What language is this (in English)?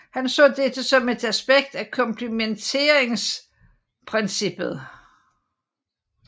Danish